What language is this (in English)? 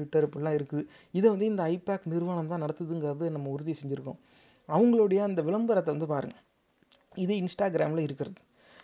Tamil